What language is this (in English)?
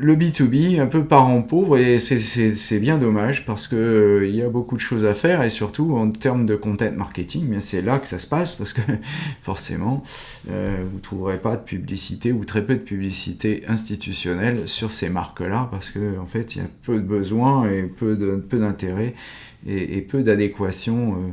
French